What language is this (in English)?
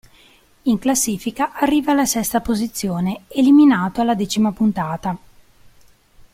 Italian